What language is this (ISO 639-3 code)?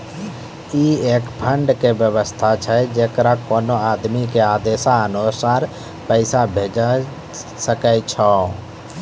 mai